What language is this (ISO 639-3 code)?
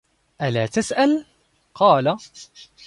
ara